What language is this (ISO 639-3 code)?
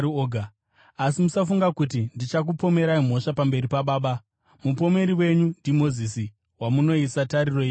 sna